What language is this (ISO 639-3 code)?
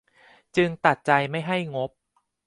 tha